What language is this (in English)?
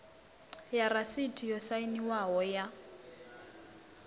Venda